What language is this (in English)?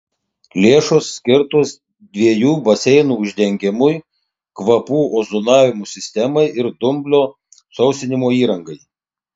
Lithuanian